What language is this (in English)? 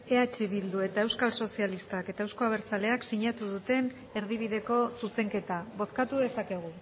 Basque